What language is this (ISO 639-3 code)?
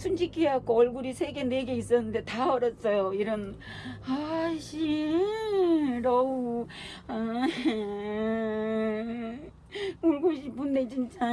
kor